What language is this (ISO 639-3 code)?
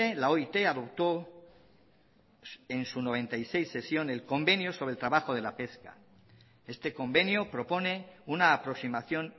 spa